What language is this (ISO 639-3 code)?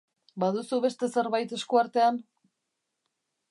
eus